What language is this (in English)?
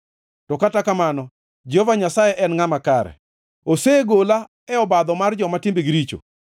Luo (Kenya and Tanzania)